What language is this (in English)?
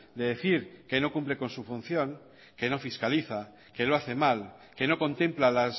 Spanish